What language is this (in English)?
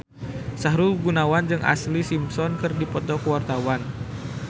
Sundanese